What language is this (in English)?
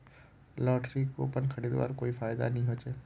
Magahi